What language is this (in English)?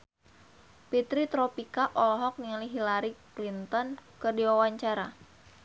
Sundanese